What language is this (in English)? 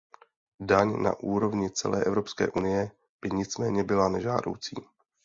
Czech